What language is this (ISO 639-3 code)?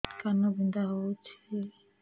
ori